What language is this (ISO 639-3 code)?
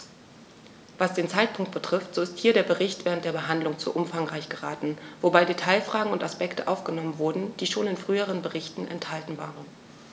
deu